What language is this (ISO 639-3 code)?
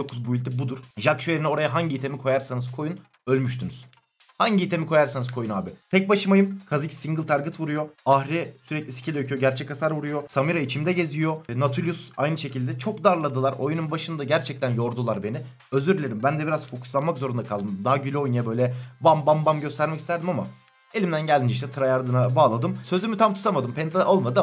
tur